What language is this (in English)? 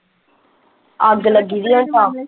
Punjabi